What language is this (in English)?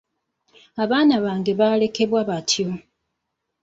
Ganda